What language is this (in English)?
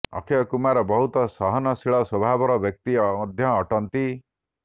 Odia